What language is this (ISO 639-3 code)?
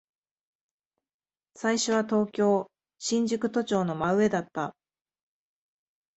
jpn